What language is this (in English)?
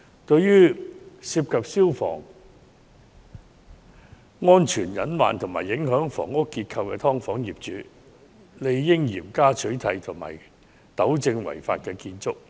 Cantonese